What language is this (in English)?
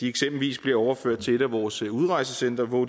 Danish